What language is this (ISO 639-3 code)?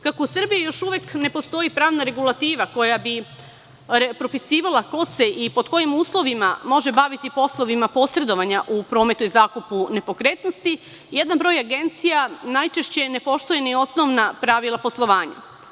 srp